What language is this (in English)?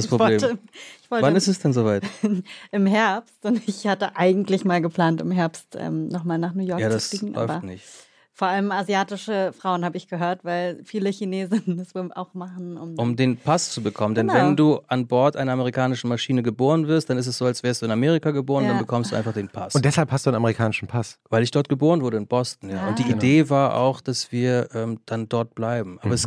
German